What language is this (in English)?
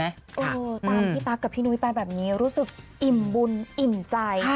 Thai